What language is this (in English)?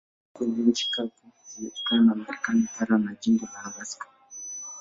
Swahili